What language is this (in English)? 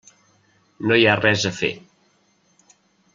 Catalan